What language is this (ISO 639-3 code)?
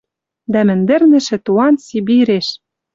mrj